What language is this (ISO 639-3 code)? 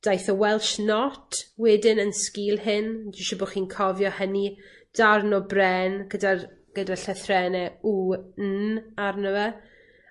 cym